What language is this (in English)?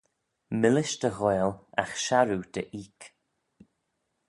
Manx